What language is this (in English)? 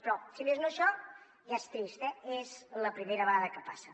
Catalan